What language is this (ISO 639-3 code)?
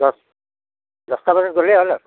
asm